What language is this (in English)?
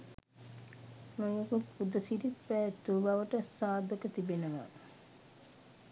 Sinhala